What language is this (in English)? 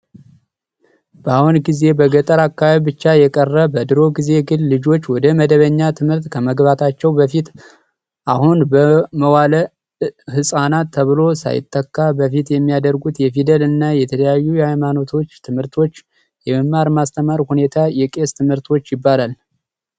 Amharic